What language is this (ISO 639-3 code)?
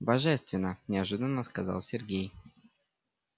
rus